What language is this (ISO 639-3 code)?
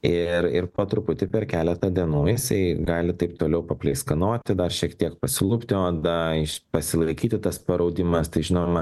lit